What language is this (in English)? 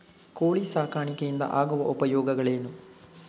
Kannada